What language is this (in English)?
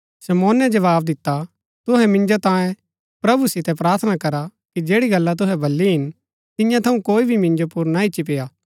Gaddi